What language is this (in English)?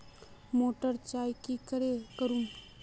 Magahi